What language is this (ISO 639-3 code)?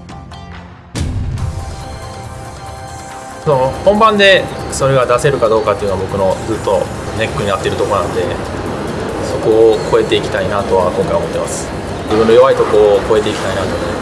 jpn